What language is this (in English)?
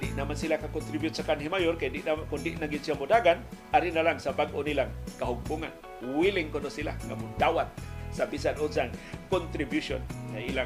Filipino